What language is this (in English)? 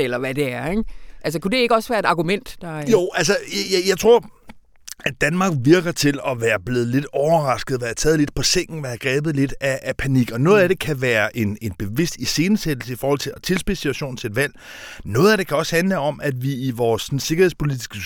Danish